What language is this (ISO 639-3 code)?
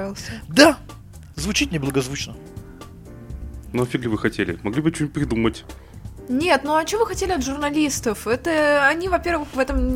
rus